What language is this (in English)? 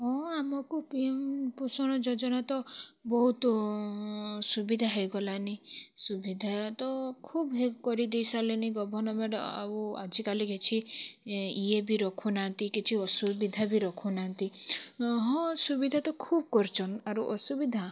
Odia